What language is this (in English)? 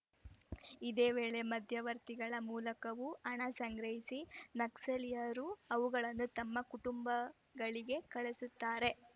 Kannada